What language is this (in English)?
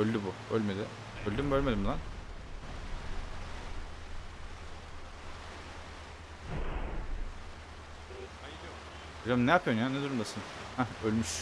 Turkish